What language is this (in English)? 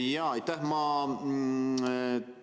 Estonian